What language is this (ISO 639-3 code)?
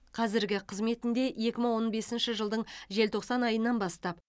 kaz